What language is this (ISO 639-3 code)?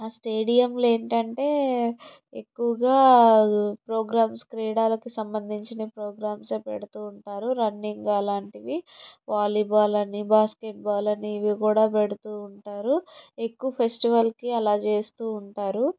tel